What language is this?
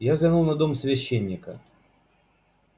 Russian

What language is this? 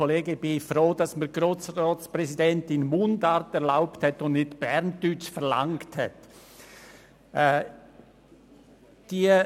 Swiss German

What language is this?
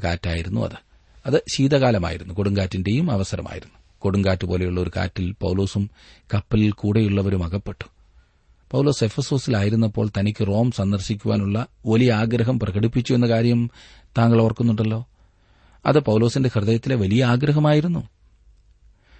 Malayalam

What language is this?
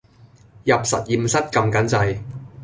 Cantonese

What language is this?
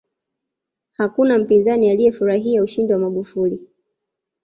Swahili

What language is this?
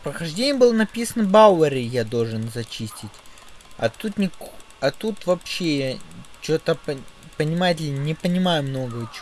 Russian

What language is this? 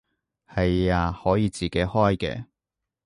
Cantonese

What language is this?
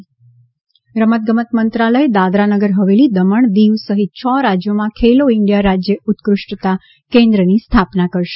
Gujarati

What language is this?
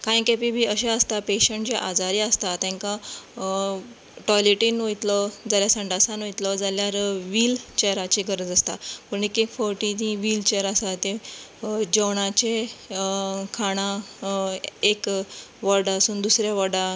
Konkani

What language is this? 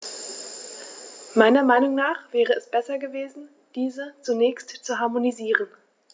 German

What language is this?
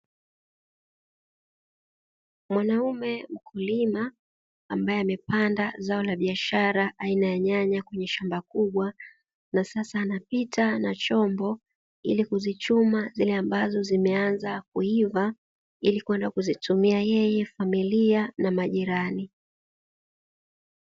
Swahili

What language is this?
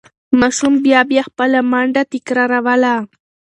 Pashto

